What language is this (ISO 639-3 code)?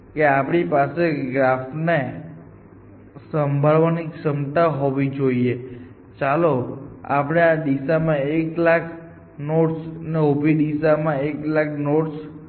guj